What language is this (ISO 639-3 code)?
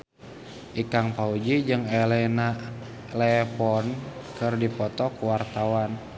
sun